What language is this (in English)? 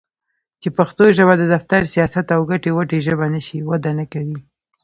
Pashto